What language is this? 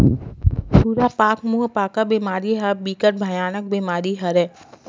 Chhattisgarhi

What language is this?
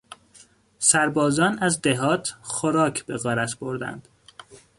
Persian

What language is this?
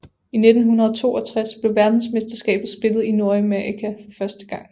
Danish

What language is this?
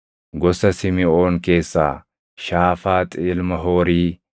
Oromo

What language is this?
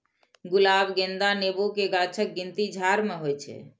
Maithili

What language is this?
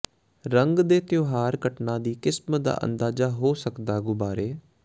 Punjabi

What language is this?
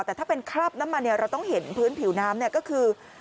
Thai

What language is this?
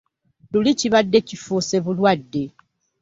Ganda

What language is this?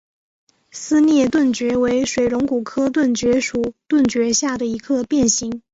Chinese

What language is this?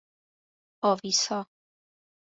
Persian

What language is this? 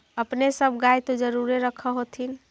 Magahi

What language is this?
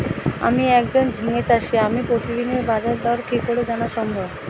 Bangla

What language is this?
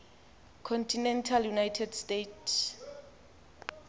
Xhosa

